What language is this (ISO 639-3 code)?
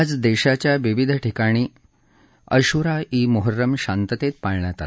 mar